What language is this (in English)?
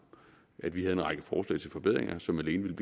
Danish